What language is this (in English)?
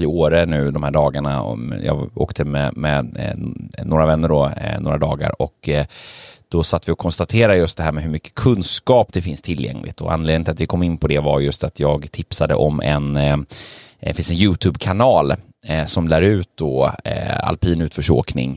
Swedish